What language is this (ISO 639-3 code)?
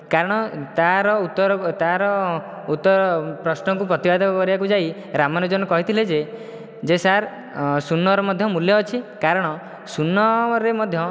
ori